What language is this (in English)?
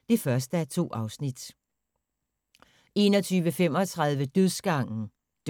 Danish